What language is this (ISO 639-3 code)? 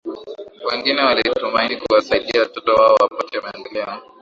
swa